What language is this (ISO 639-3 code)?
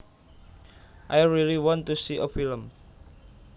jav